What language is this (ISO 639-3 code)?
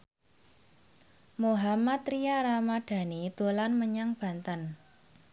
jav